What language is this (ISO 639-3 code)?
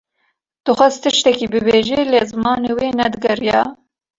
kur